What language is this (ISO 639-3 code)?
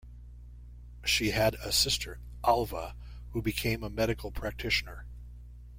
eng